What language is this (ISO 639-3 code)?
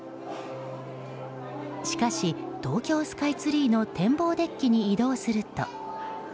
jpn